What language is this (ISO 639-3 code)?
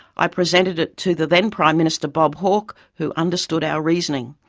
eng